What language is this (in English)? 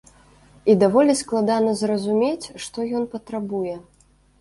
Belarusian